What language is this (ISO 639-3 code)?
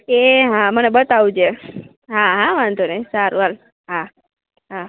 guj